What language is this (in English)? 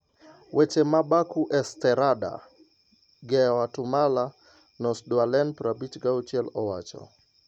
Luo (Kenya and Tanzania)